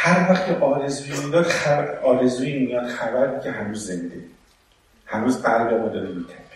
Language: Persian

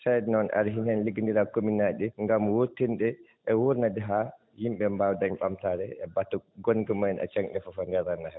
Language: Fula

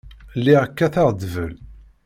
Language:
Kabyle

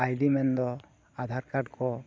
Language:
Santali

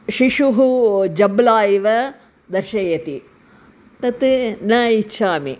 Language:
Sanskrit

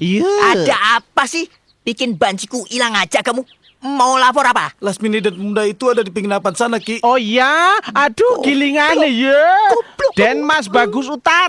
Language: Indonesian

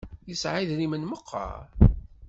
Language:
Kabyle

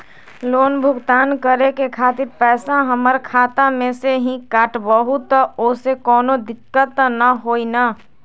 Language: Magahi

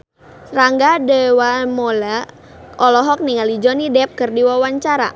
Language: Sundanese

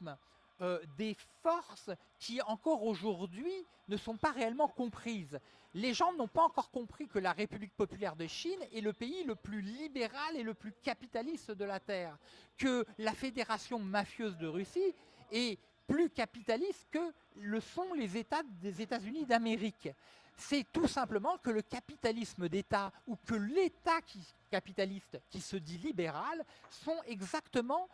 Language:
French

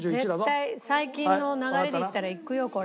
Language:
Japanese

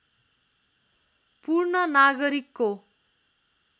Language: Nepali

